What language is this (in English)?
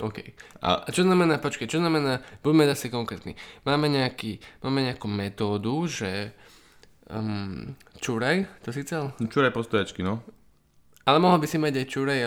Slovak